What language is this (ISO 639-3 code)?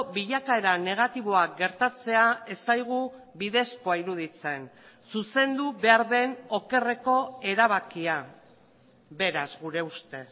eus